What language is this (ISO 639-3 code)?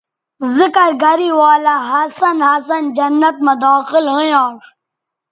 btv